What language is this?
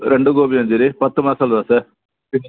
Malayalam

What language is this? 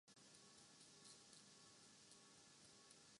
Urdu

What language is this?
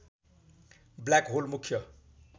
Nepali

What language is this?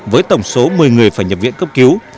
Vietnamese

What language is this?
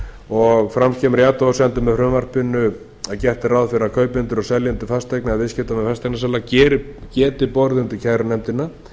Icelandic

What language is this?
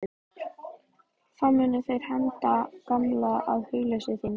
Icelandic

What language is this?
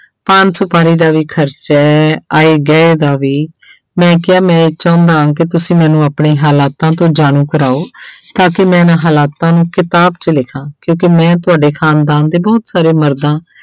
Punjabi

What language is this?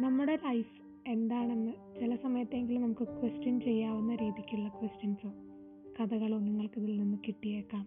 Malayalam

